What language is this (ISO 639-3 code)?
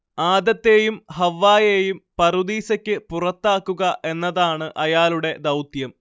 mal